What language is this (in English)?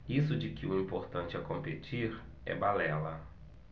Portuguese